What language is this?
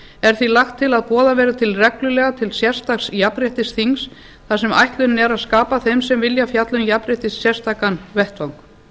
Icelandic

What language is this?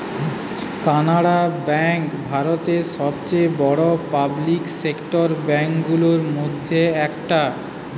Bangla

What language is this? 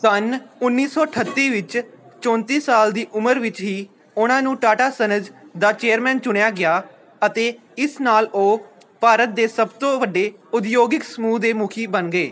Punjabi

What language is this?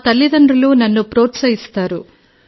Telugu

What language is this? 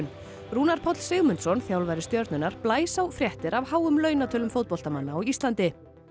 Icelandic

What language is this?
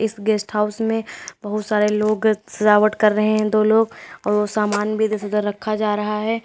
Hindi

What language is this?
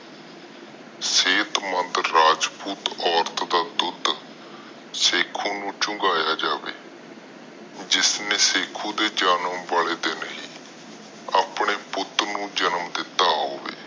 Punjabi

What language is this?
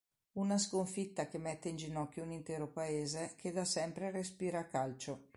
Italian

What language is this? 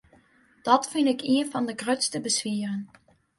Western Frisian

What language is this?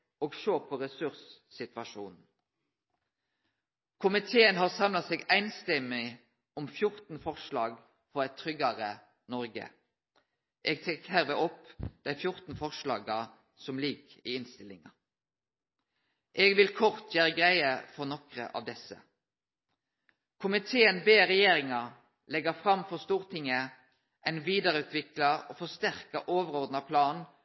Norwegian Nynorsk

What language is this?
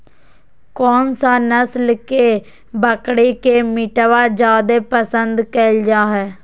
Magahi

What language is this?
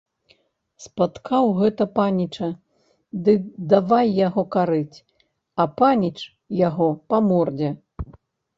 Belarusian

